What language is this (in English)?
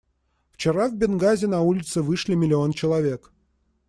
Russian